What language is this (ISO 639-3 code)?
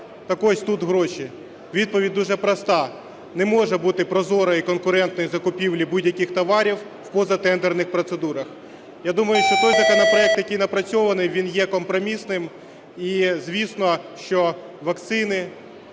ukr